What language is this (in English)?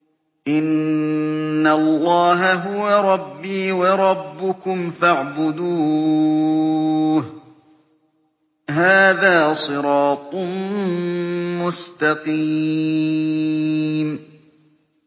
Arabic